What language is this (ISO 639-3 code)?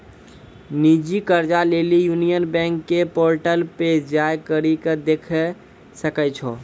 mai